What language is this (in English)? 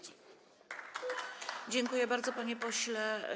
Polish